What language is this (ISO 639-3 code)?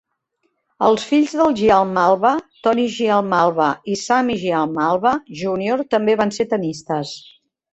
cat